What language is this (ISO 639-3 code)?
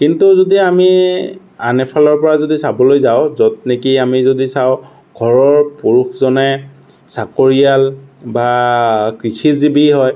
asm